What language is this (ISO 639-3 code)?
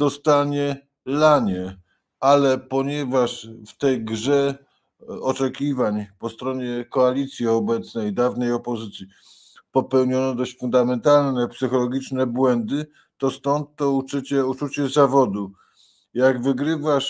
pol